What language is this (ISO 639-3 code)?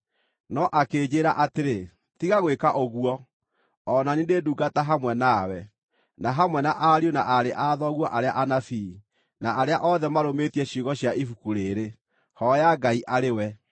kik